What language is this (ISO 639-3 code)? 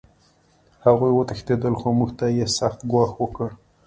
pus